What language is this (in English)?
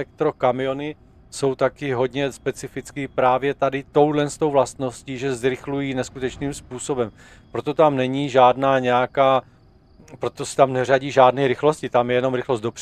Czech